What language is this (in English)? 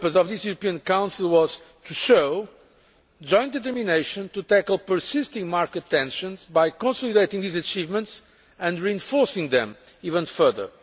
English